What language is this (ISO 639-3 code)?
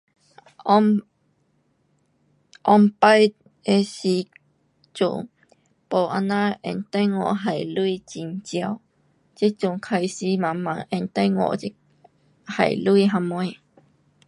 cpx